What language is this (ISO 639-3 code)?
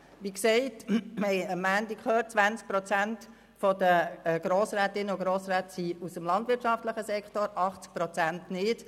gsw